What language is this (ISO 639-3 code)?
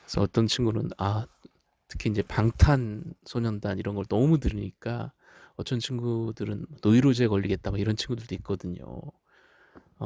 kor